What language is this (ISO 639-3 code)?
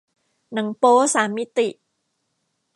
tha